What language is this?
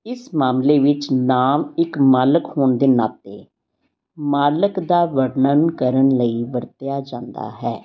Punjabi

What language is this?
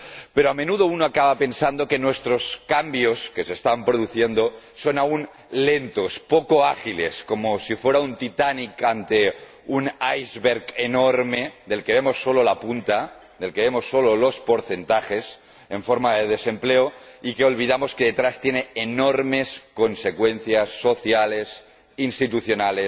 Spanish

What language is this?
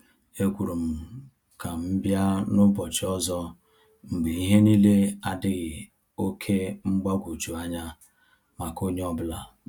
Igbo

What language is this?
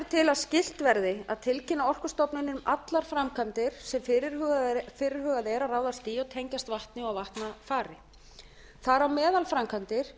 Icelandic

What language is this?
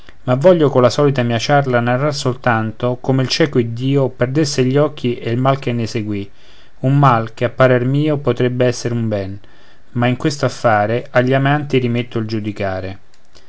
Italian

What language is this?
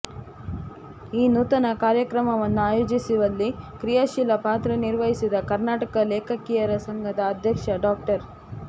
Kannada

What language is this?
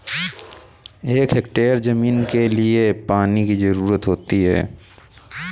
Hindi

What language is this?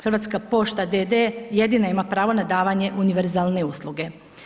Croatian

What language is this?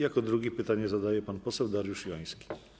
Polish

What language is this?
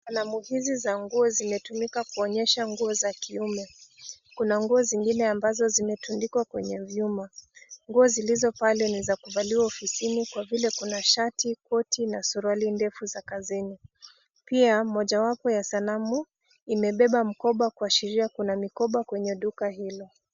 Swahili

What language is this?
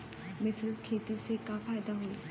Bhojpuri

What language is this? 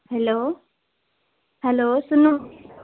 Nepali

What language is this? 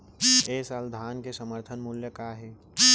Chhattisgarhi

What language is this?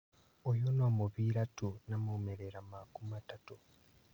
Kikuyu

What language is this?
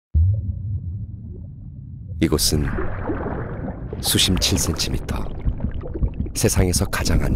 Korean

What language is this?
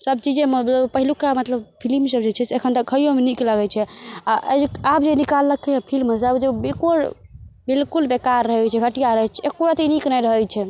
Maithili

